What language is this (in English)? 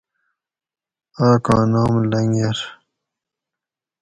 Gawri